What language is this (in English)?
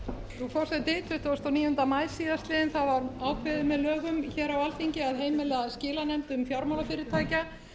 Icelandic